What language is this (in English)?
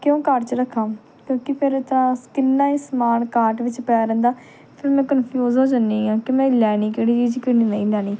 Punjabi